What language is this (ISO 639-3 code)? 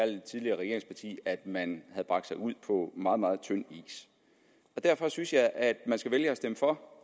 dan